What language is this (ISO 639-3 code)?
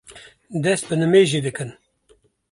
kur